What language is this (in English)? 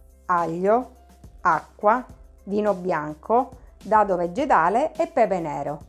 Italian